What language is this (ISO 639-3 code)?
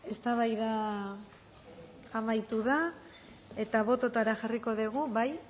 eus